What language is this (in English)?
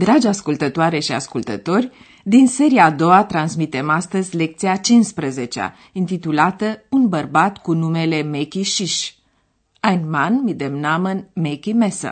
Romanian